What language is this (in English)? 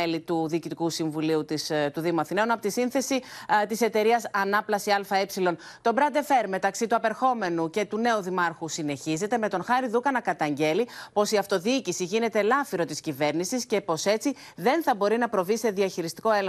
Greek